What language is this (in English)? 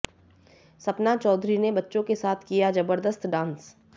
Hindi